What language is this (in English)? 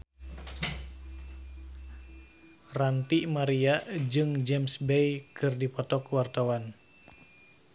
Sundanese